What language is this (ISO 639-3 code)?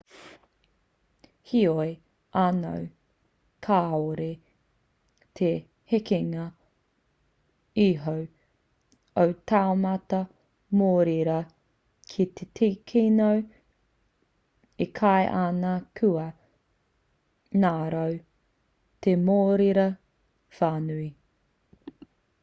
mri